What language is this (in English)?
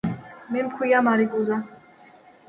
Georgian